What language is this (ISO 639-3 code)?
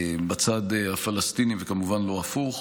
heb